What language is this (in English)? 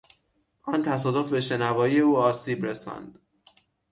Persian